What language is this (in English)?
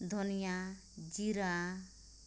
Santali